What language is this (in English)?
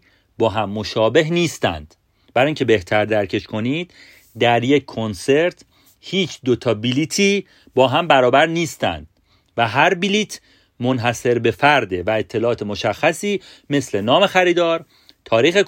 Persian